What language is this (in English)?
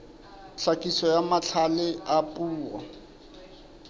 Southern Sotho